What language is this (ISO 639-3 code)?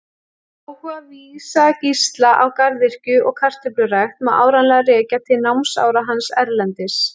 isl